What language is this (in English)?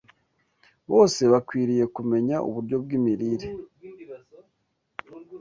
Kinyarwanda